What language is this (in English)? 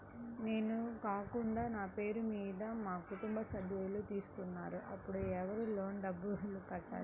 Telugu